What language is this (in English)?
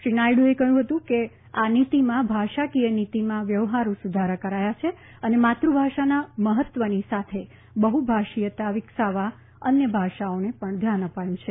Gujarati